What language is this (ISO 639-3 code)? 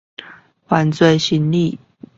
zho